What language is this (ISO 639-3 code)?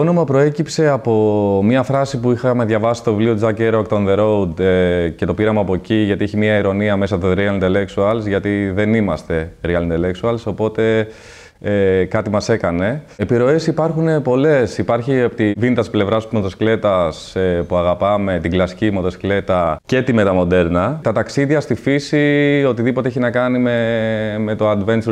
ell